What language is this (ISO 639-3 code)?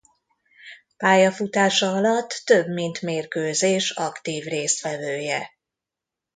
hun